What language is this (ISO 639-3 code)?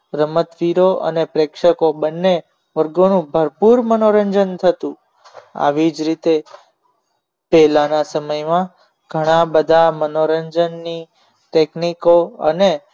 guj